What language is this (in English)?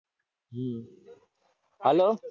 Gujarati